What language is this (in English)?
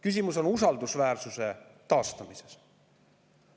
Estonian